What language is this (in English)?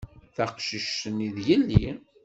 Kabyle